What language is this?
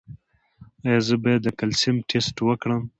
Pashto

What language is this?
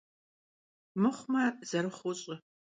Kabardian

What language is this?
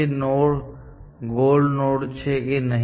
Gujarati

